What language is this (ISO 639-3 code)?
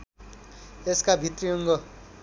nep